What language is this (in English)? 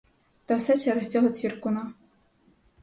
Ukrainian